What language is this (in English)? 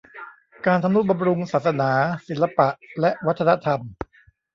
Thai